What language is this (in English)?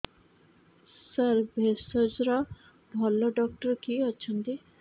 Odia